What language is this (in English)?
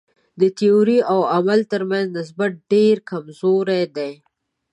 Pashto